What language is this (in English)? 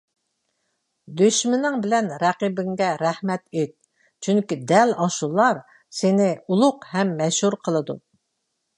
Uyghur